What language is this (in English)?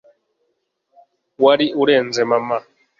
Kinyarwanda